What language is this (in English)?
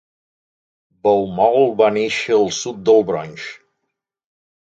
Catalan